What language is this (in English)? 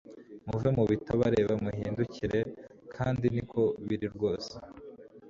Kinyarwanda